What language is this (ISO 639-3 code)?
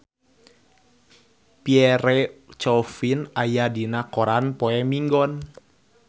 sun